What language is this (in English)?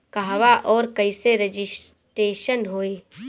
Bhojpuri